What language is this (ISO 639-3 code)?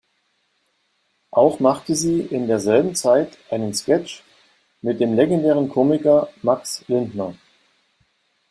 deu